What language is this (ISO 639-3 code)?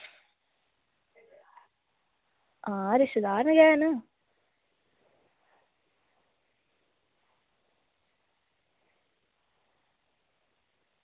doi